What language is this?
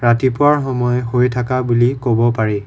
Assamese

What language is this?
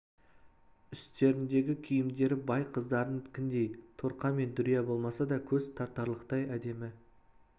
Kazakh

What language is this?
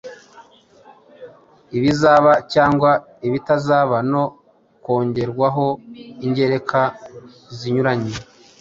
Kinyarwanda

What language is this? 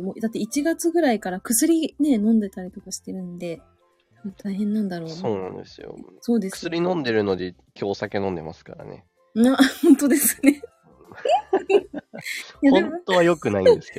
Japanese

